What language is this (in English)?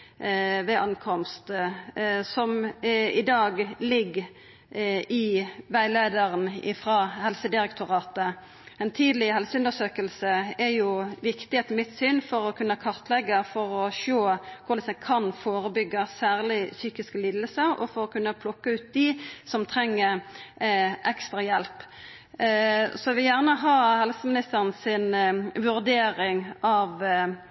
Norwegian Nynorsk